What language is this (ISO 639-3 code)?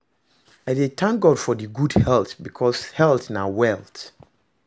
pcm